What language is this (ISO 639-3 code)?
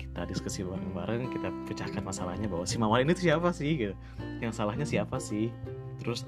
ind